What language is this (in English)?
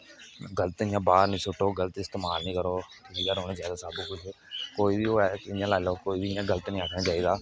Dogri